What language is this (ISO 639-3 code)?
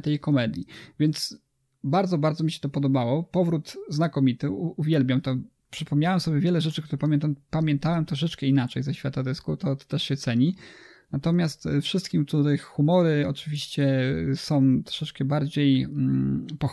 pol